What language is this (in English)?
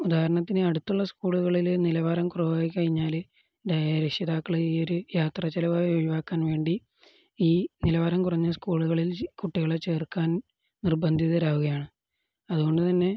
Malayalam